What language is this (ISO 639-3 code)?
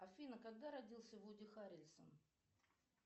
rus